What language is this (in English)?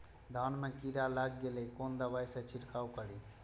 Maithili